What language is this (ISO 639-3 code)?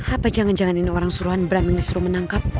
ind